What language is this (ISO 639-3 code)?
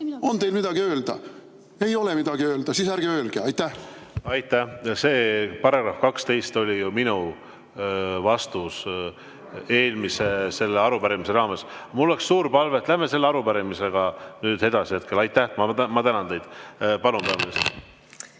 est